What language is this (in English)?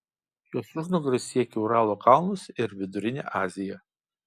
Lithuanian